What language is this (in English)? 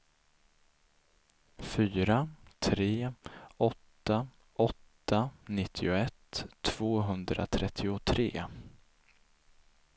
Swedish